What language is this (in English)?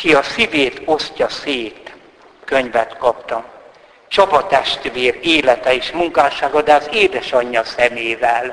Hungarian